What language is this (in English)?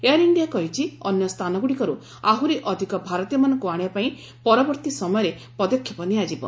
Odia